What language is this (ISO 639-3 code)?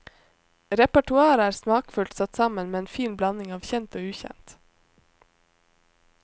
nor